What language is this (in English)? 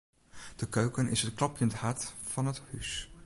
Western Frisian